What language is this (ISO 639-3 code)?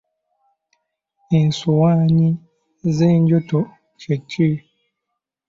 lug